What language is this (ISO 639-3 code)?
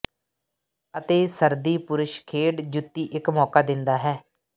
pan